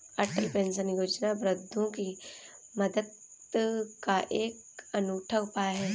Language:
Hindi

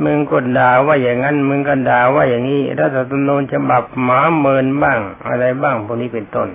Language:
Thai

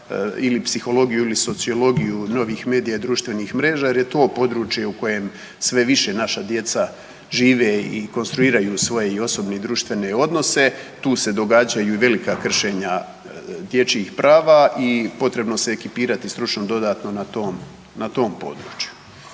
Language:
Croatian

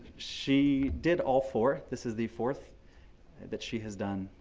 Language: English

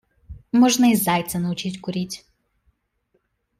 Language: Russian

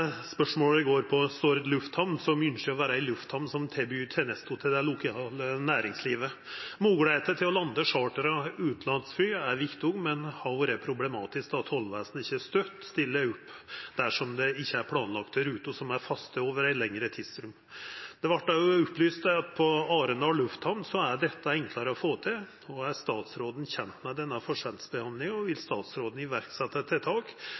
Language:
Norwegian Nynorsk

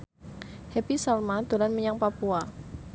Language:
Javanese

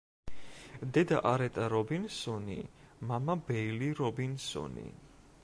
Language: Georgian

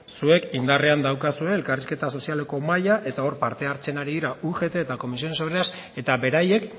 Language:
Basque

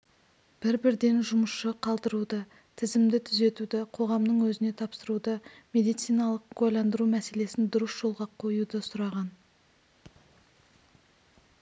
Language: Kazakh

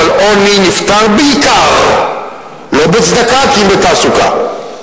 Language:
Hebrew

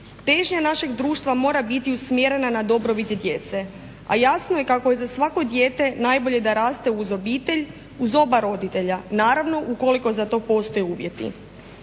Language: Croatian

